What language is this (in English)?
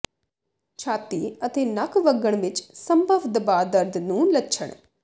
Punjabi